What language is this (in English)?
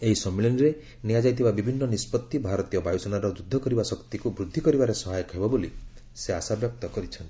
Odia